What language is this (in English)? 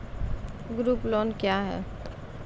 Maithili